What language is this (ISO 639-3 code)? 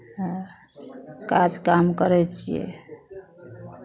mai